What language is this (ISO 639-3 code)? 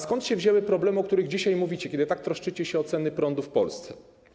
pol